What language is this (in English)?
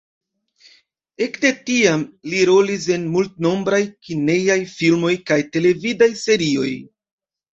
Esperanto